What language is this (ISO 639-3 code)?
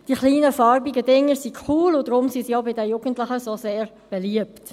gsw